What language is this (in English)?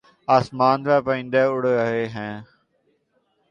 Urdu